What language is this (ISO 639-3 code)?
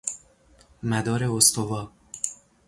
fas